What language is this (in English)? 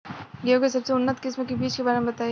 Bhojpuri